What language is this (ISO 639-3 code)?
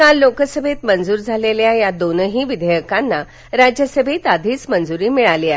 mar